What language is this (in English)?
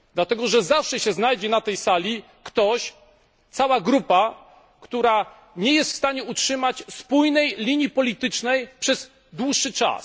Polish